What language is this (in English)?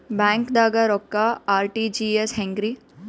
Kannada